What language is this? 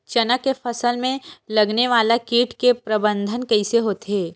Chhattisgarhi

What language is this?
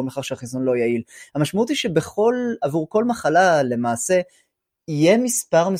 Hebrew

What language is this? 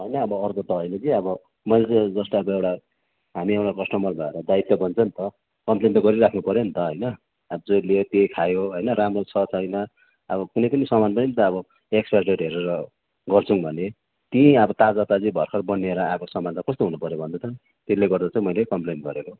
Nepali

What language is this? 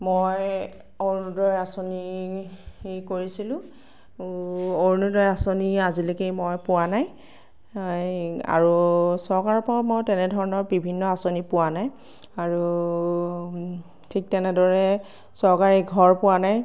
Assamese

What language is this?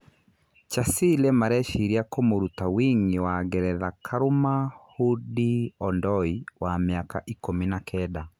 Kikuyu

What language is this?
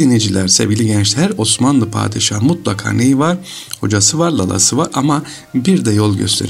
Turkish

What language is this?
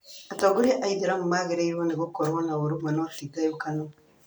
Kikuyu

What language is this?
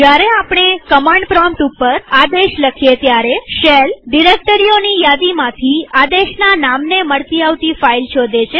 Gujarati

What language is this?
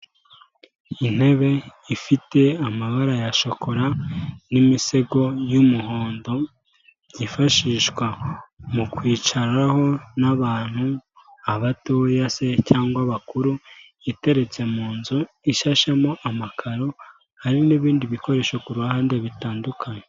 Kinyarwanda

